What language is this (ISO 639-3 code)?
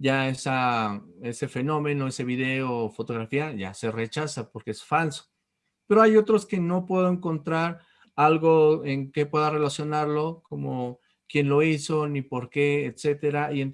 spa